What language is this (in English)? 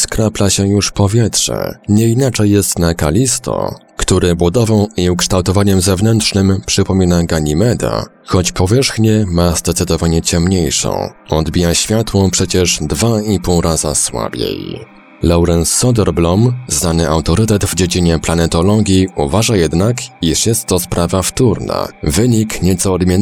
Polish